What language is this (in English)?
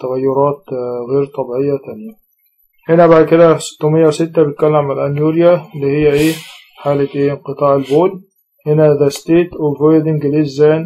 Arabic